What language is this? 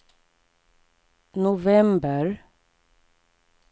Swedish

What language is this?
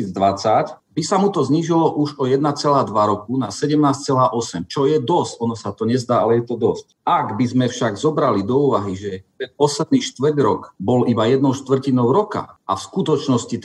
Slovak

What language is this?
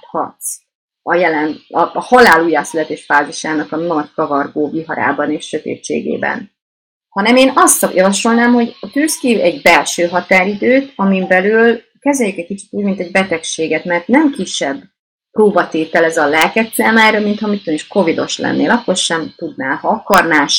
Hungarian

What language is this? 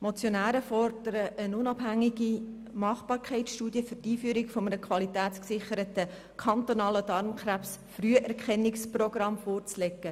Swiss German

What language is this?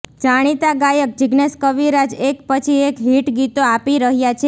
Gujarati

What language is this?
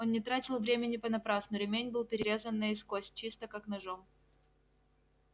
Russian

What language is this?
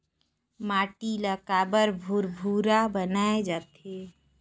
Chhattisgarhi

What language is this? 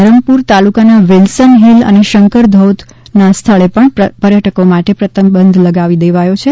Gujarati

